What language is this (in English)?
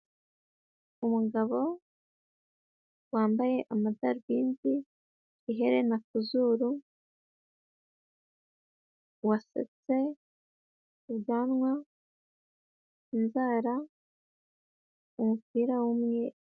Kinyarwanda